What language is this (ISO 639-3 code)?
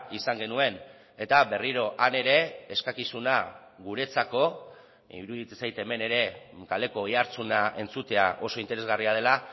eus